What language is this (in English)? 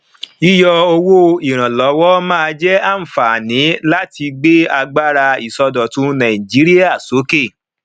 Yoruba